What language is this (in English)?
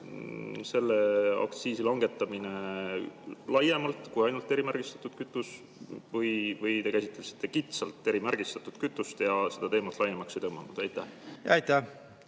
Estonian